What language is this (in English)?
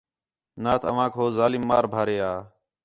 Khetrani